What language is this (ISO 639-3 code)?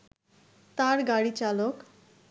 ben